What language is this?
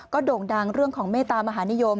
Thai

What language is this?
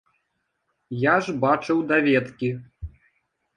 Belarusian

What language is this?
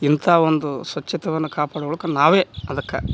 Kannada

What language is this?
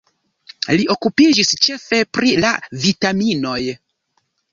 Esperanto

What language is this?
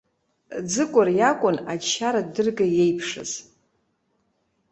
Abkhazian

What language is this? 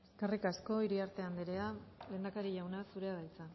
Basque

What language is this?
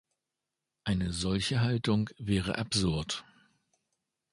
German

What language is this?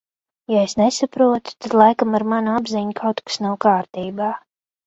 Latvian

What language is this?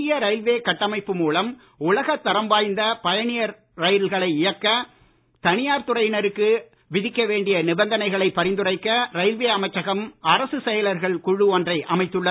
Tamil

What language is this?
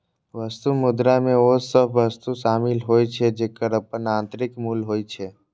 Maithili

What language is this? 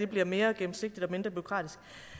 Danish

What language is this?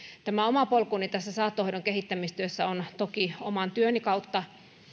Finnish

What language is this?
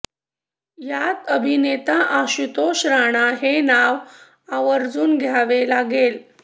Marathi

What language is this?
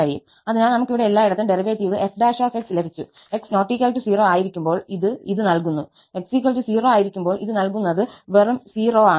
Malayalam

